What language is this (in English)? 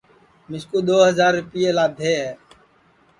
Sansi